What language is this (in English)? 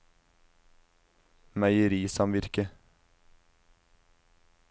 Norwegian